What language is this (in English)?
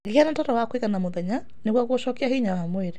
Kikuyu